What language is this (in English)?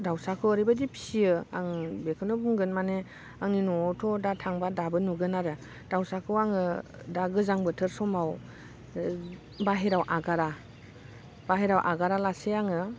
Bodo